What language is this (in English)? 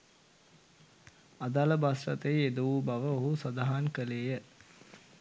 Sinhala